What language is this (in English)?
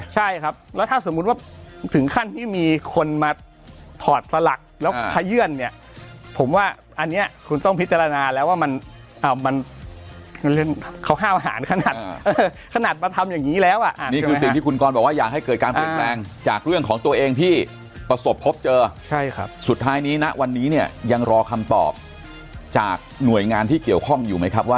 Thai